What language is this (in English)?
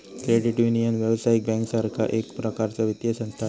Marathi